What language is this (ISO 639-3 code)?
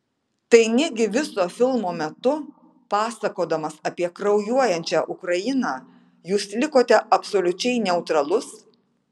lit